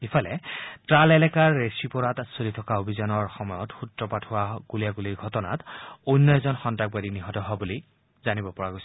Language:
Assamese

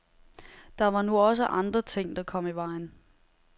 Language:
Danish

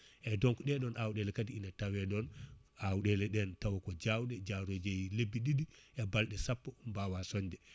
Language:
Fula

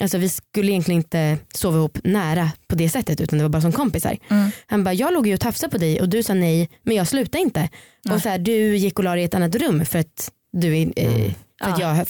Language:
Swedish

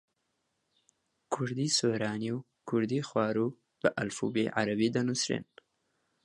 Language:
Central Kurdish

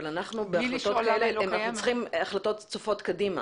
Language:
Hebrew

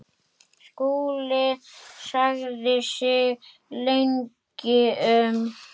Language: Icelandic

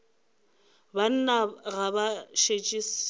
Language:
Northern Sotho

